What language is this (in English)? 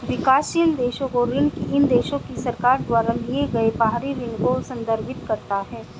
Hindi